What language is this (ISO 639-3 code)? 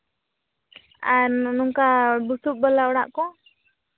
sat